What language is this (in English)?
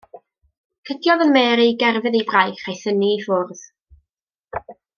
Welsh